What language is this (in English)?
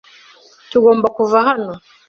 Kinyarwanda